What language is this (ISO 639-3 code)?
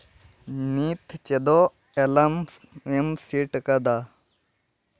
sat